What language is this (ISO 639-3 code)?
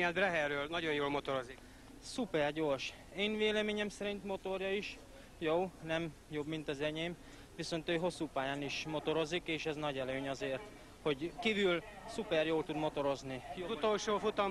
hun